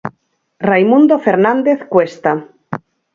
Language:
Galician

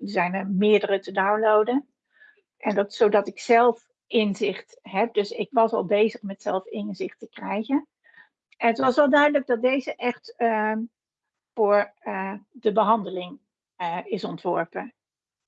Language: Dutch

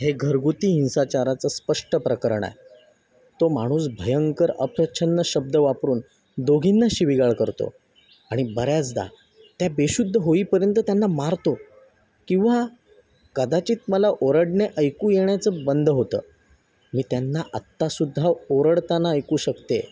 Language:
Marathi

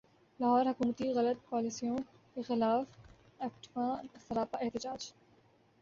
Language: Urdu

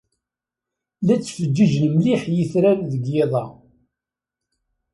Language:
Kabyle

